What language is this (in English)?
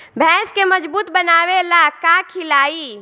Bhojpuri